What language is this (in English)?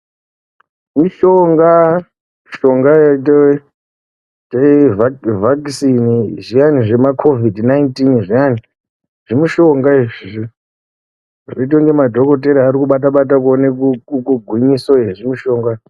Ndau